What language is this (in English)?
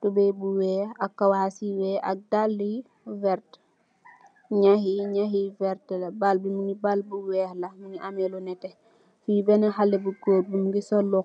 Wolof